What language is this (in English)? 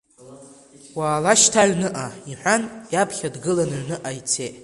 Abkhazian